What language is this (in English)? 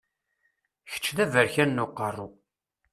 Kabyle